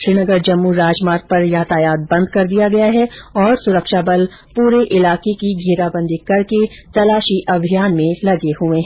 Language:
Hindi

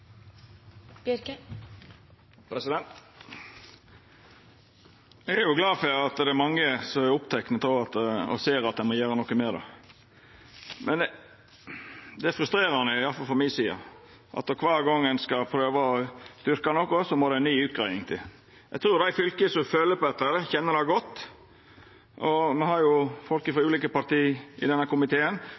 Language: Norwegian Nynorsk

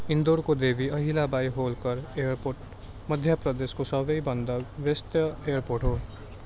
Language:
Nepali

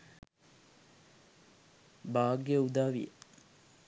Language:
Sinhala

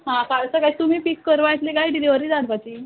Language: Konkani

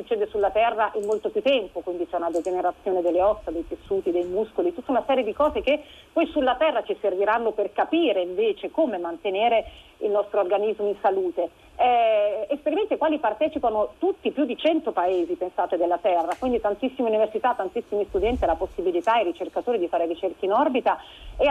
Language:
Italian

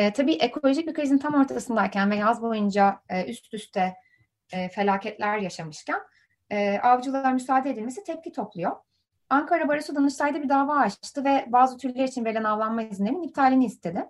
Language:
Turkish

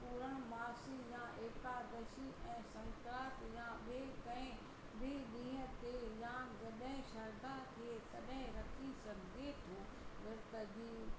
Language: Sindhi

